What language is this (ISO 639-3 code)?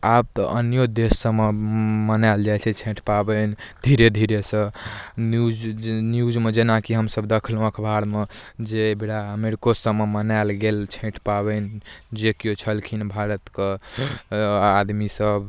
mai